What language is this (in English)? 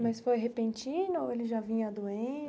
Portuguese